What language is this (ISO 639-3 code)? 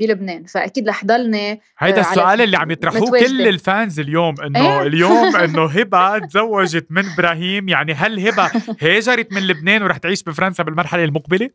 ara